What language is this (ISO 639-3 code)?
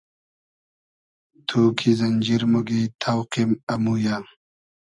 haz